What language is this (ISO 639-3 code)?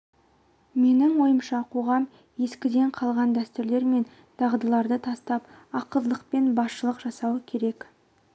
kaz